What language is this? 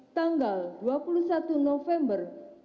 Indonesian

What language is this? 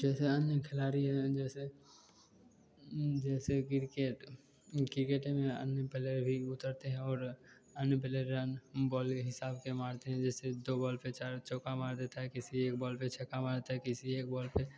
Hindi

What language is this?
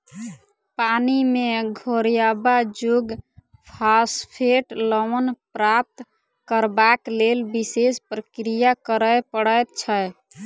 Maithili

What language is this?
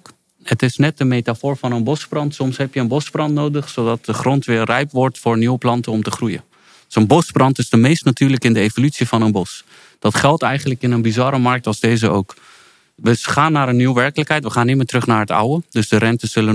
Dutch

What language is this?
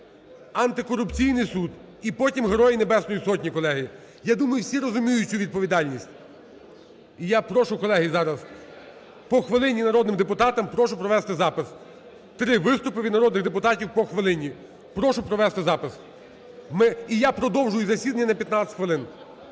Ukrainian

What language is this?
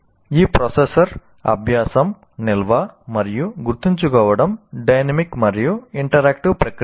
Telugu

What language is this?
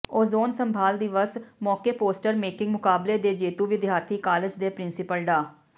Punjabi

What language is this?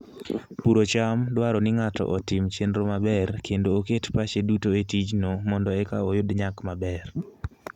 Luo (Kenya and Tanzania)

